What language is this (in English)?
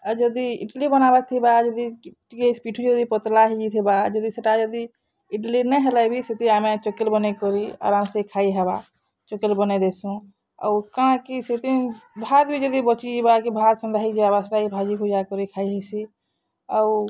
Odia